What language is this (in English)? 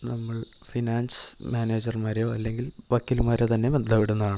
Malayalam